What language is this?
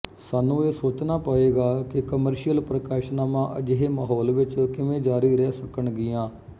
Punjabi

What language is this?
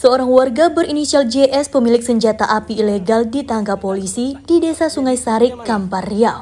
Indonesian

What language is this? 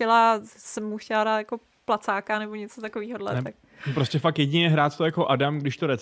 Czech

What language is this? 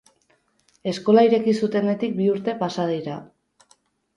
Basque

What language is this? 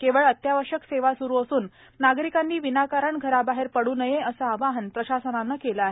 Marathi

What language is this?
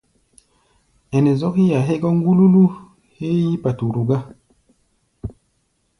Gbaya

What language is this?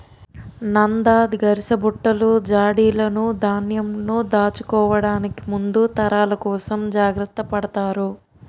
Telugu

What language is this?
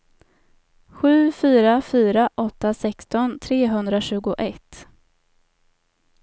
Swedish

